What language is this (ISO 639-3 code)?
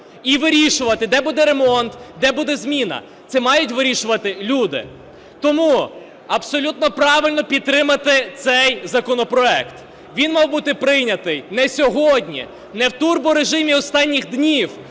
ukr